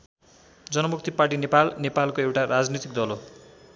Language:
Nepali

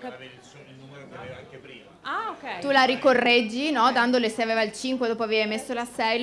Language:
Italian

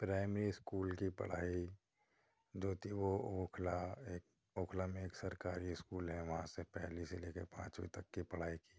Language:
Urdu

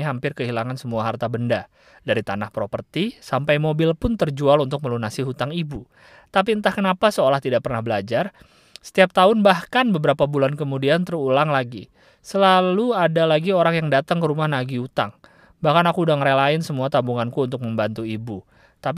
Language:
Indonesian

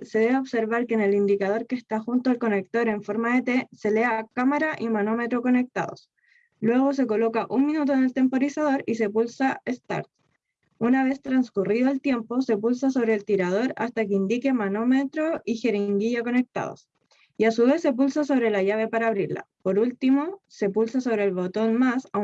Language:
Spanish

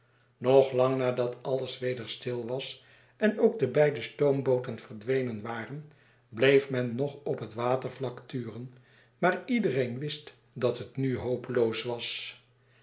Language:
Dutch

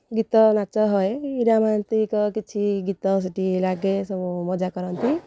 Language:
Odia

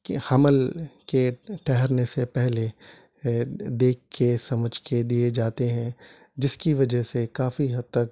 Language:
Urdu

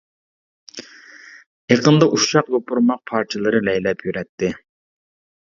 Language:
Uyghur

